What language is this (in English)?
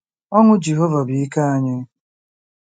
Igbo